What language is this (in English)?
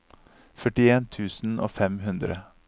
Norwegian